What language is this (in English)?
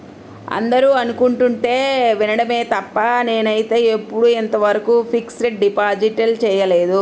Telugu